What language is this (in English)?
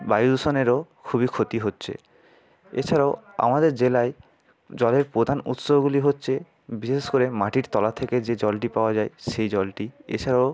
Bangla